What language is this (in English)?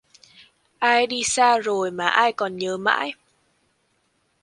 Vietnamese